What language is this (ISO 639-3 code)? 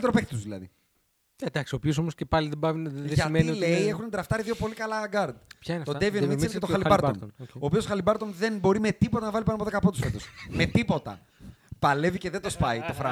ell